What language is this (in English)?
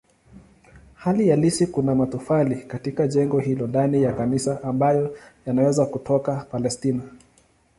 Swahili